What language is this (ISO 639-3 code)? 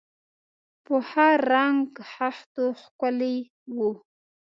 pus